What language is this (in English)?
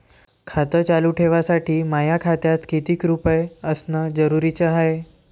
Marathi